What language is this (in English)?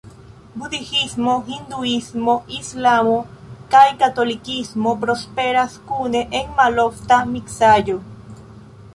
Esperanto